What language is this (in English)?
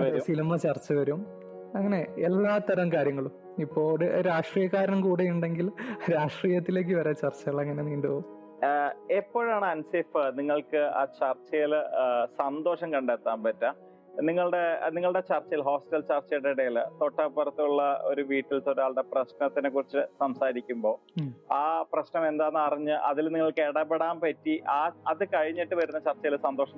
Malayalam